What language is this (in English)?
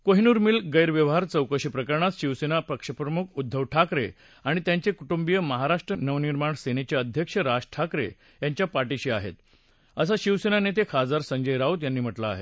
Marathi